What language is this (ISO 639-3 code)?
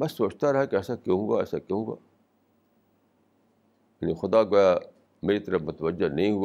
urd